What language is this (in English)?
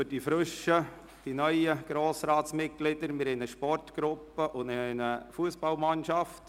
Swiss German